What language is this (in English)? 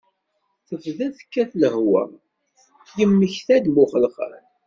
Kabyle